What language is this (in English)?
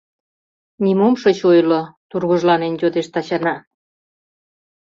Mari